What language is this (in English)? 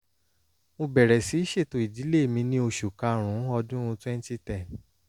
Yoruba